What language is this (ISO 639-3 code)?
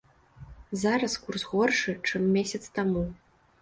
bel